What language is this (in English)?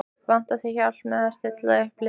Icelandic